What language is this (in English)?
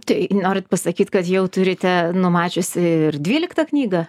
Lithuanian